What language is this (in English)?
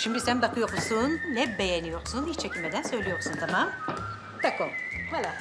Turkish